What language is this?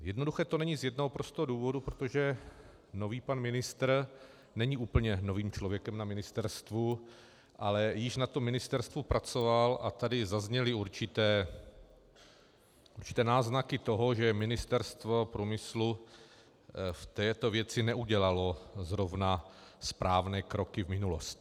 Czech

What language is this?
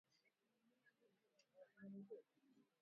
Swahili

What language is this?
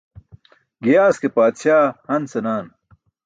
Burushaski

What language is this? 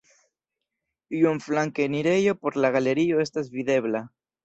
Esperanto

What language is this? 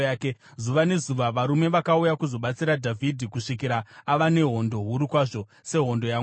Shona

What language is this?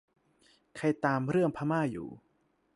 Thai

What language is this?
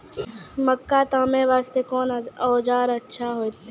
Maithili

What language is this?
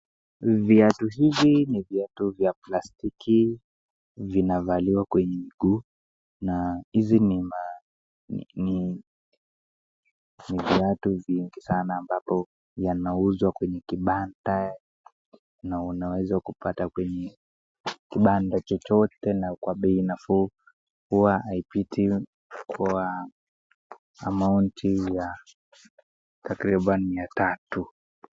Swahili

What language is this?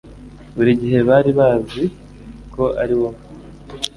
Kinyarwanda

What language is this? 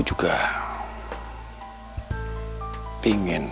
Indonesian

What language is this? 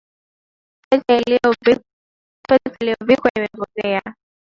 Swahili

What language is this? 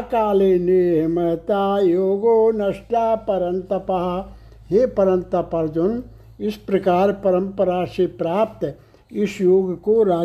Hindi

